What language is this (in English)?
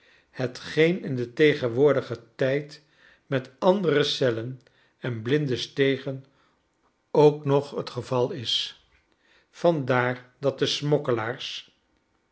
Dutch